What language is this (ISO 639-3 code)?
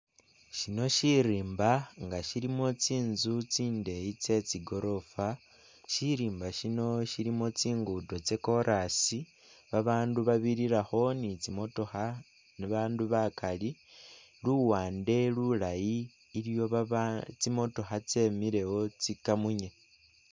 myx